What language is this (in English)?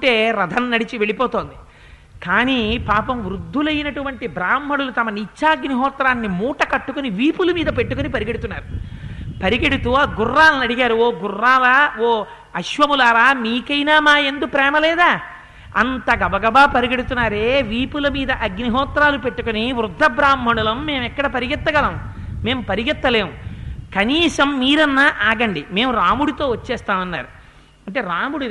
Telugu